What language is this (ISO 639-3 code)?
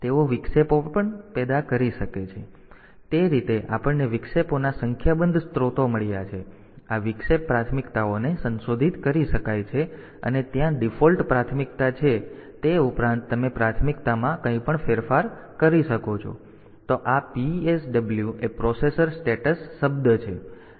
guj